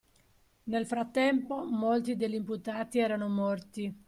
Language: Italian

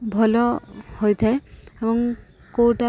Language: Odia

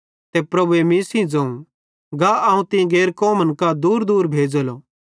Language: Bhadrawahi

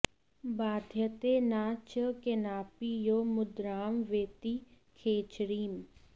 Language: Sanskrit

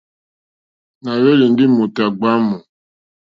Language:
Mokpwe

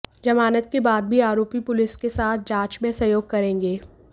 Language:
Hindi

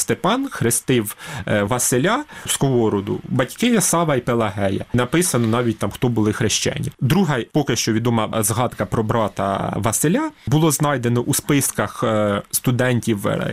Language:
Ukrainian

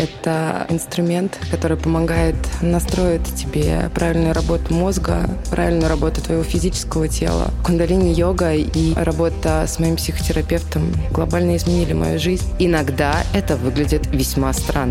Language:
Russian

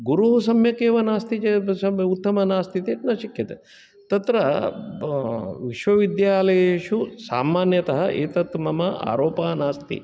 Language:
Sanskrit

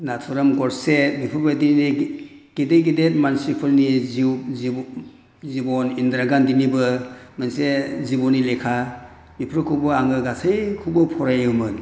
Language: Bodo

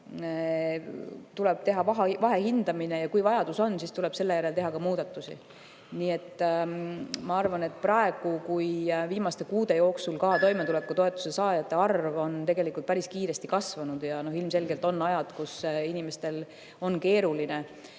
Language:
Estonian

